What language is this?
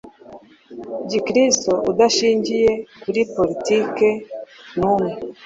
Kinyarwanda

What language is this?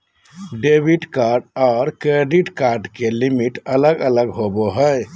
Magahi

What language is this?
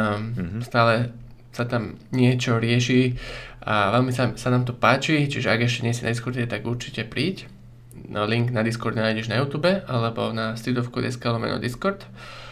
Slovak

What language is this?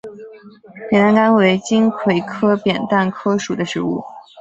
Chinese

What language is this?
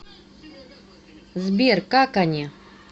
Russian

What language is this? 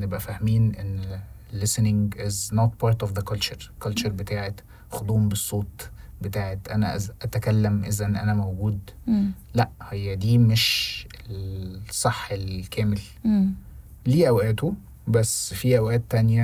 Arabic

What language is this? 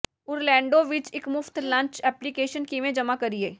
Punjabi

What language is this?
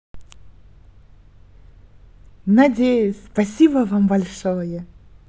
Russian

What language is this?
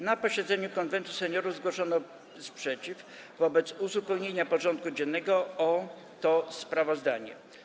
Polish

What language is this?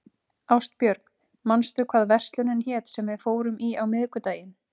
Icelandic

